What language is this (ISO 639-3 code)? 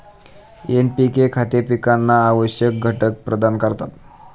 mar